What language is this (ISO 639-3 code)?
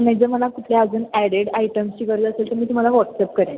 mar